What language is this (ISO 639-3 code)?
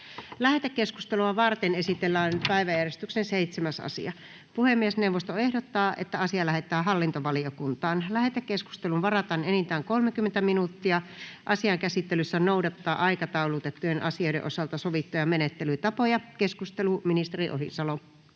fin